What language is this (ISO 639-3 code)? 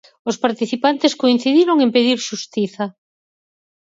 glg